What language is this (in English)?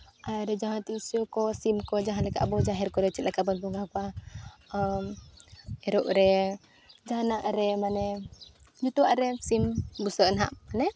Santali